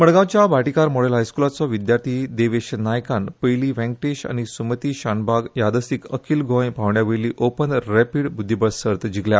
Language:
Konkani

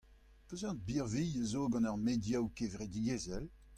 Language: Breton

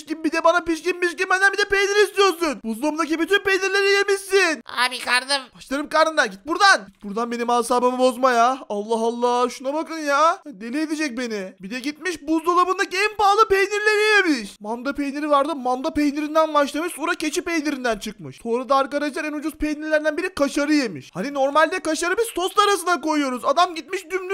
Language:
Turkish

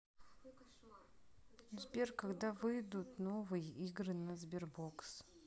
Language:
Russian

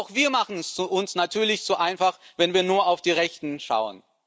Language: German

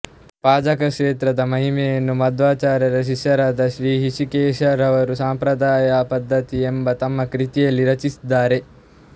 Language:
Kannada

